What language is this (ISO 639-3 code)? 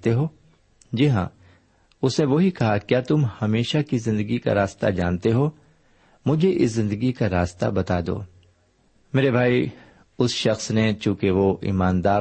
urd